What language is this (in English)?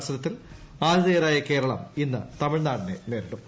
Malayalam